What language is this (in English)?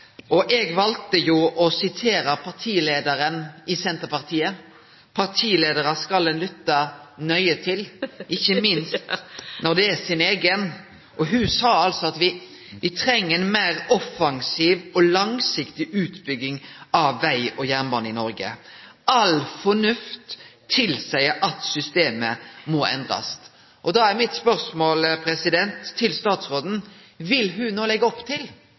Norwegian Nynorsk